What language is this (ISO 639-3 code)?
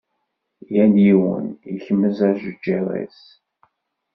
kab